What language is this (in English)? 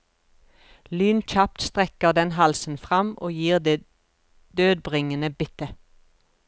Norwegian